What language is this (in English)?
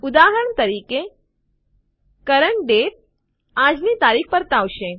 Gujarati